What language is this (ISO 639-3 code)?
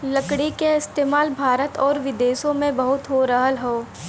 bho